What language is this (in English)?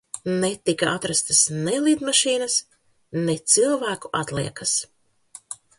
Latvian